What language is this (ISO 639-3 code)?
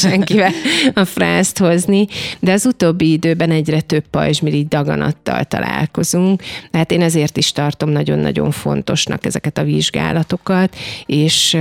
hun